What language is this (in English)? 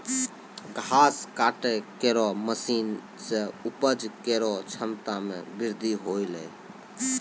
Maithili